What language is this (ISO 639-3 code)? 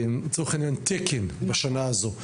heb